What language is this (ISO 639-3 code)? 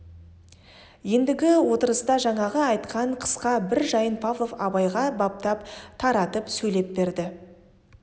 kaz